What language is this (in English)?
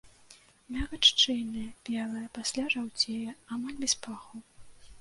Belarusian